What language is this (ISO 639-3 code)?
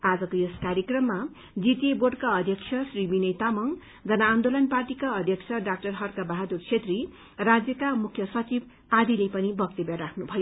nep